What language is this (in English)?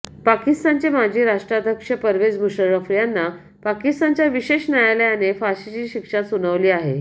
Marathi